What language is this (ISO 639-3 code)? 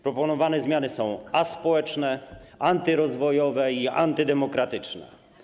pol